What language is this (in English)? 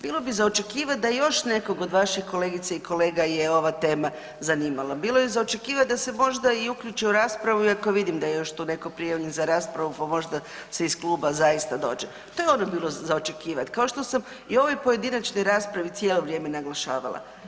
Croatian